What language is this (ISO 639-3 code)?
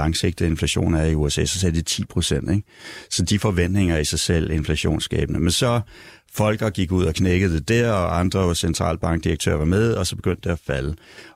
dan